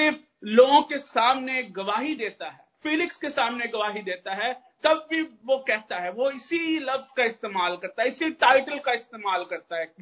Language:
Hindi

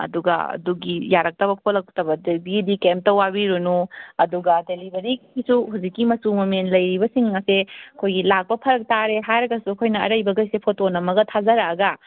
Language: Manipuri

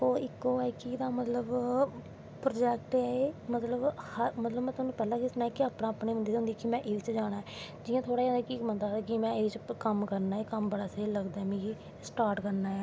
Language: Dogri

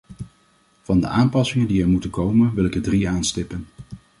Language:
Dutch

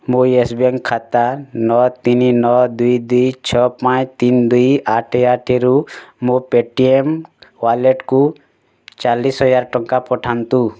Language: Odia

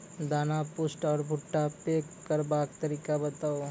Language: Maithili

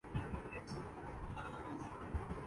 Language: Urdu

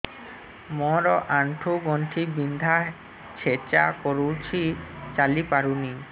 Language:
Odia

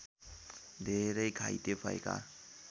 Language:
Nepali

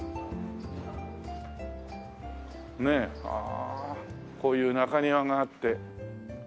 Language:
Japanese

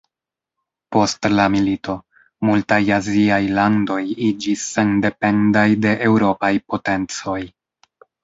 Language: Esperanto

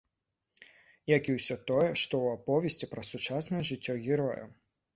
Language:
Belarusian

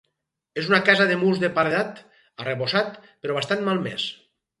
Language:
Catalan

